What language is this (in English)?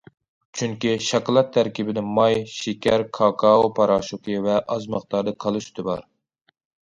Uyghur